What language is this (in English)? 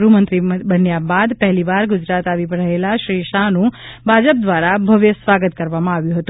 Gujarati